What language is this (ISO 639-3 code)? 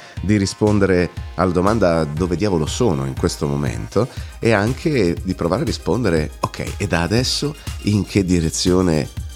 ita